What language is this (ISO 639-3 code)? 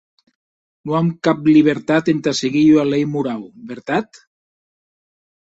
oci